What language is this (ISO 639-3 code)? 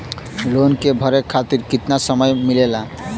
bho